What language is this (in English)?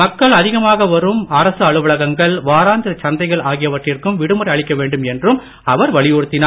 Tamil